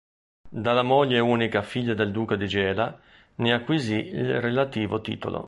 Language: Italian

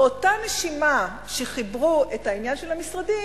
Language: Hebrew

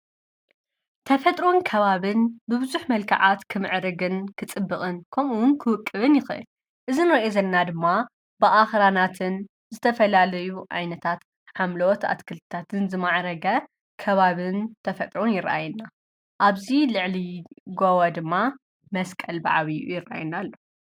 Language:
Tigrinya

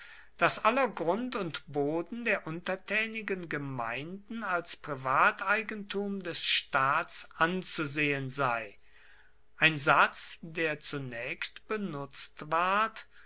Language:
German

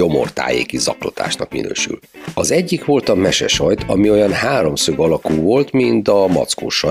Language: Hungarian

